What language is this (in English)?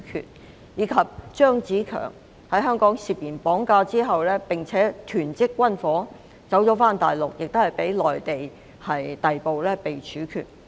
Cantonese